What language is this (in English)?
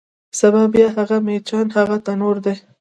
Pashto